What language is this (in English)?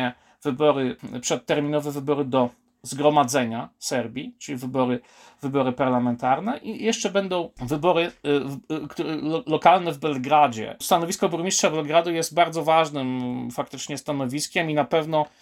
Polish